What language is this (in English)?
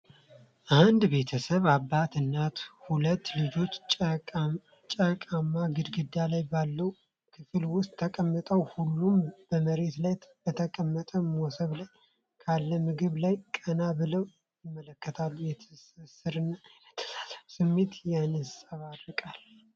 Amharic